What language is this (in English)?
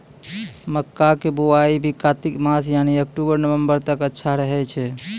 Maithili